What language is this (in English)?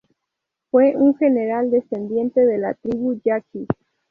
Spanish